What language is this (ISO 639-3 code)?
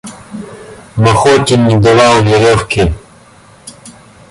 rus